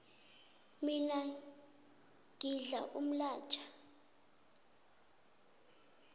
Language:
South Ndebele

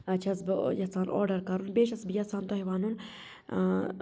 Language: Kashmiri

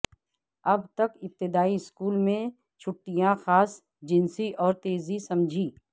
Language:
Urdu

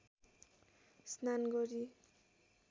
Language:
Nepali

